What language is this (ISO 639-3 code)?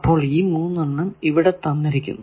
mal